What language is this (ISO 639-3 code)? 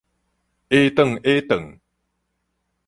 nan